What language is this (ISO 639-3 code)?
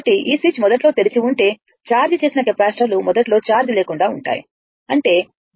tel